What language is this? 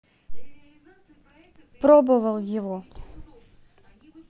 Russian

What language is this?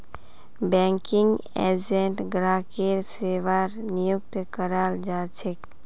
Magahi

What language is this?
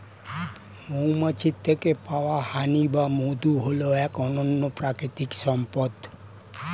Bangla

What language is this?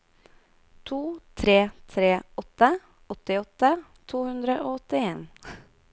Norwegian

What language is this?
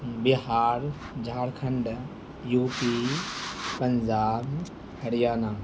Urdu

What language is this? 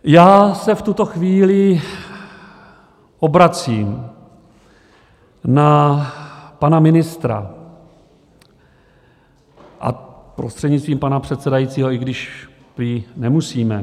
Czech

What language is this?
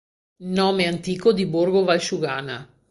Italian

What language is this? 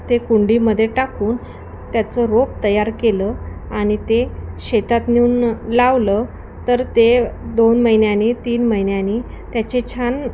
Marathi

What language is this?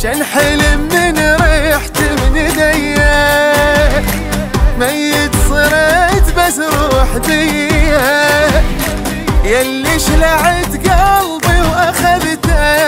Arabic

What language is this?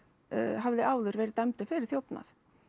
Icelandic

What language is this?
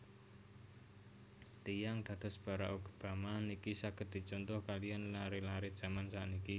Javanese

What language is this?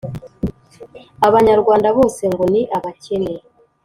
Kinyarwanda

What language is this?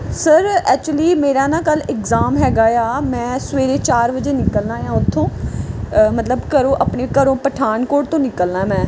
Punjabi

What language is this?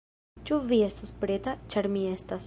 Esperanto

